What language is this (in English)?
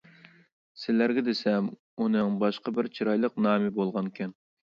Uyghur